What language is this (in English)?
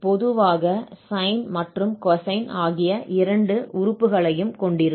Tamil